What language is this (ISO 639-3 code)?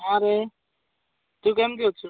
ori